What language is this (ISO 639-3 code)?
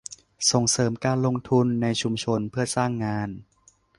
tha